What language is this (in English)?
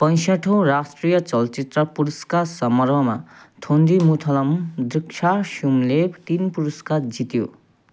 Nepali